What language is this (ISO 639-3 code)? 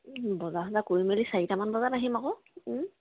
asm